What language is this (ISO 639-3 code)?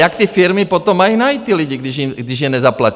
ces